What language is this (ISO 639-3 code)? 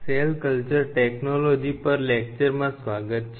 guj